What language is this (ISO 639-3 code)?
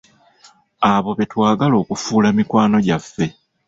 lug